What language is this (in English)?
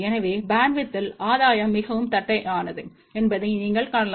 Tamil